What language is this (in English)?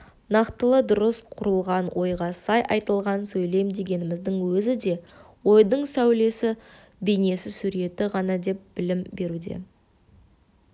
Kazakh